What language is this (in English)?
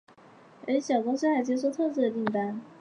Chinese